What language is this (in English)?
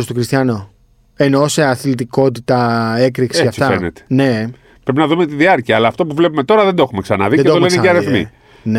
Greek